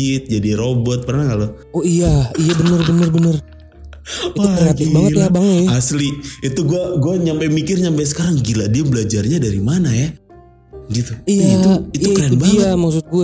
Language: Indonesian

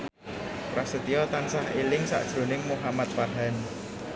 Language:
Javanese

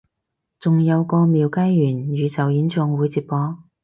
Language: Cantonese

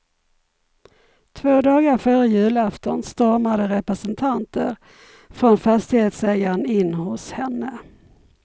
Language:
Swedish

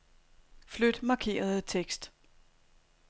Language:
Danish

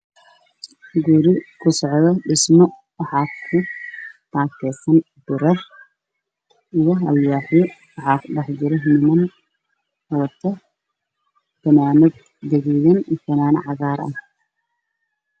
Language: Somali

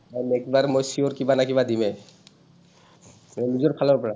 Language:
Assamese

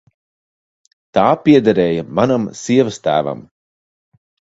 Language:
Latvian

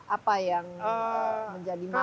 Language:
Indonesian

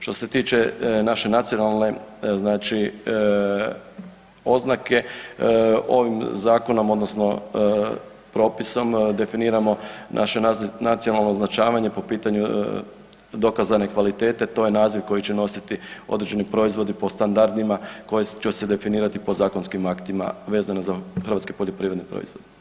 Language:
Croatian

